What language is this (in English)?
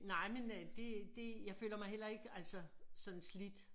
Danish